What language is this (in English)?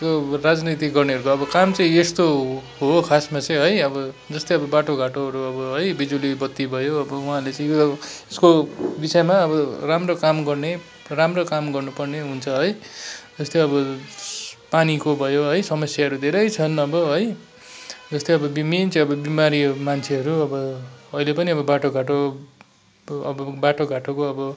Nepali